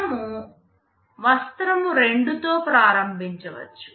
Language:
Telugu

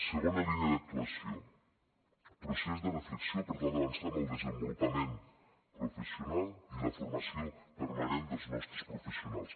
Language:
Catalan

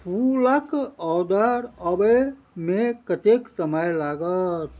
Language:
Maithili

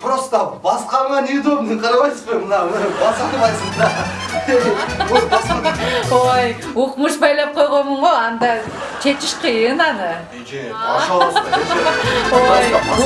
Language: Turkish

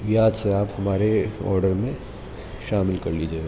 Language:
Urdu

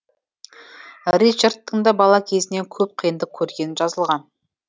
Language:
Kazakh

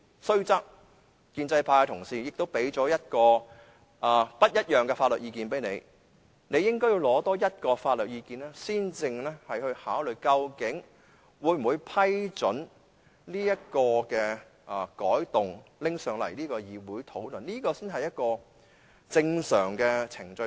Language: Cantonese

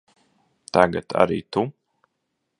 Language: Latvian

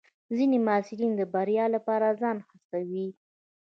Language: Pashto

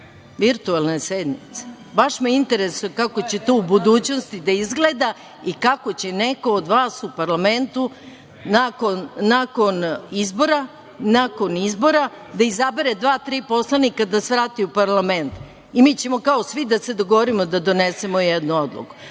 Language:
Serbian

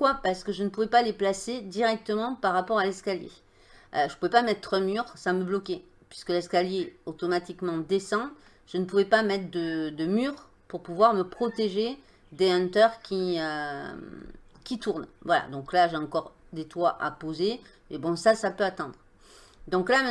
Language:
French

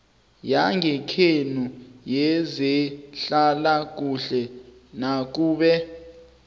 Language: South Ndebele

